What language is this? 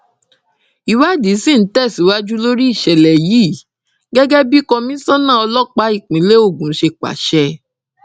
Yoruba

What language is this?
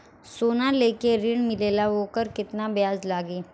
Bhojpuri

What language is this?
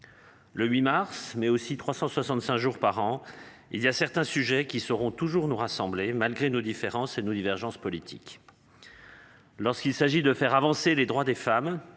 French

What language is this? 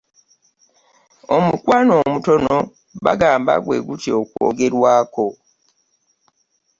Ganda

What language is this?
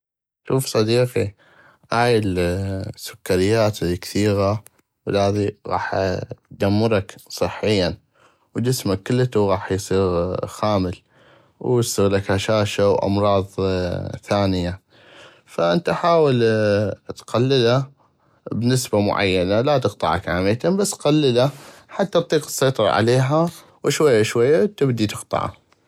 North Mesopotamian Arabic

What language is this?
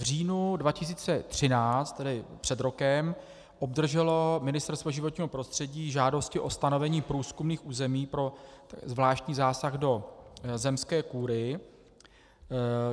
Czech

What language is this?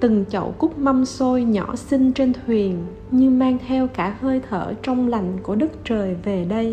Vietnamese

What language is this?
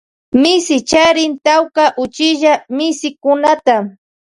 Loja Highland Quichua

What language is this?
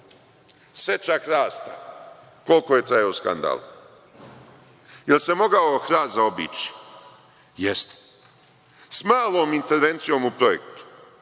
Serbian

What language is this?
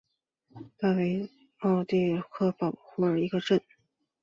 Chinese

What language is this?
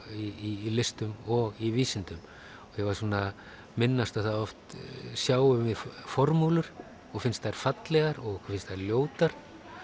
Icelandic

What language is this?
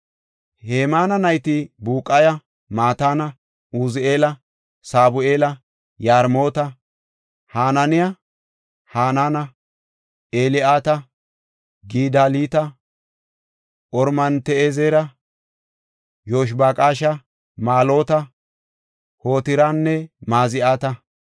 Gofa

